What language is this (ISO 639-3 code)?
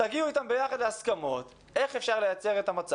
heb